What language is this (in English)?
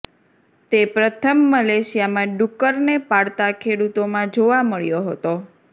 Gujarati